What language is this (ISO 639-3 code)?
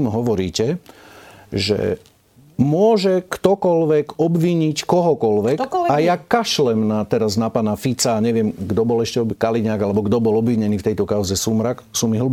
slk